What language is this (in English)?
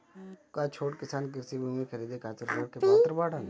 Bhojpuri